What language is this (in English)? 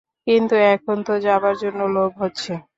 Bangla